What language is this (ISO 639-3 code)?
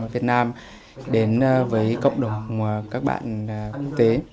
vie